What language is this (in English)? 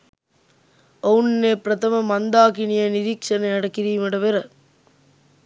Sinhala